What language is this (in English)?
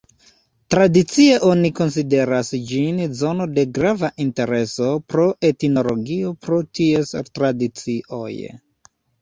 Esperanto